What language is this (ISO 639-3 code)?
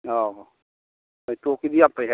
mni